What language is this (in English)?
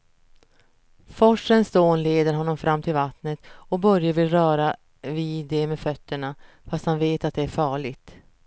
Swedish